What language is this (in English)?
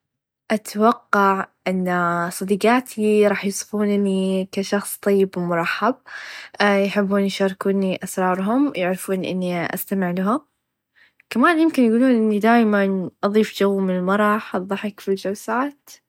Najdi Arabic